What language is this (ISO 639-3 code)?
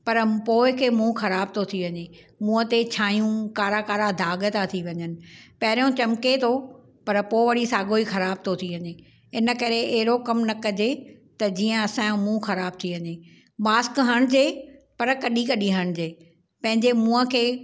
snd